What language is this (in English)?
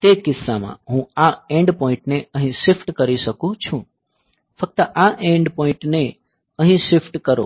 Gujarati